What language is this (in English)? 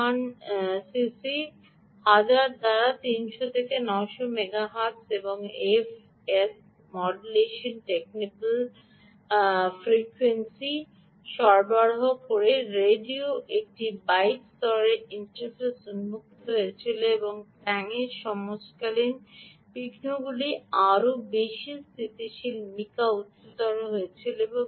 Bangla